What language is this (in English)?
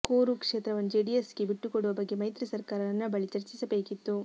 Kannada